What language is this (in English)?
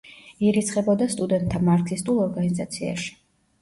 Georgian